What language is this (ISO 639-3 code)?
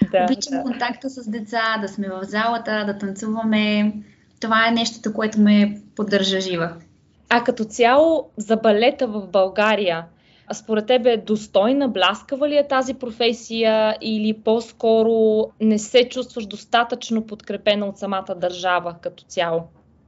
bul